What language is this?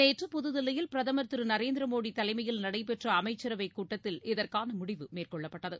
Tamil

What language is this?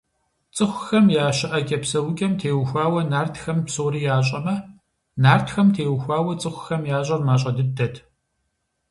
Kabardian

